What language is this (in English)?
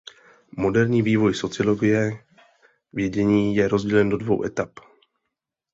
Czech